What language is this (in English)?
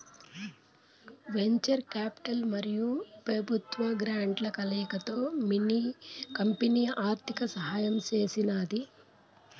Telugu